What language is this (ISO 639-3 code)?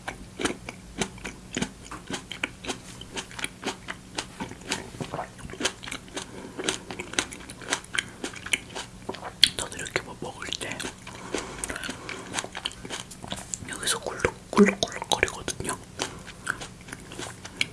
kor